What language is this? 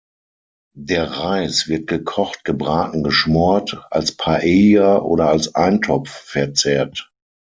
German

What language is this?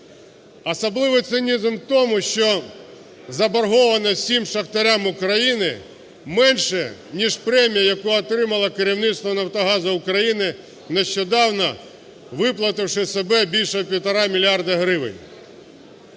Ukrainian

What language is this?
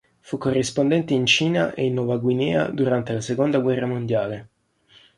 Italian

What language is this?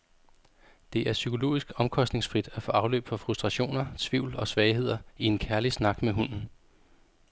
Danish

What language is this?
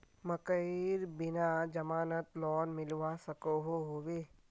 Magahi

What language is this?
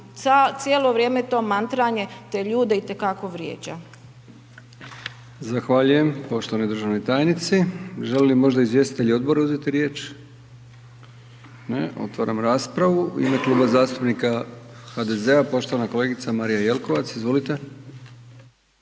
Croatian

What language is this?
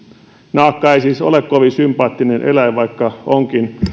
Finnish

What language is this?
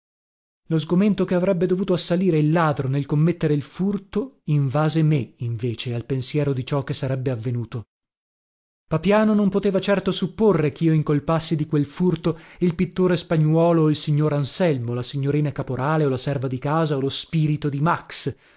Italian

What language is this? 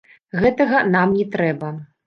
Belarusian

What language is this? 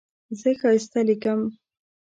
Pashto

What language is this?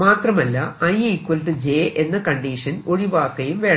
Malayalam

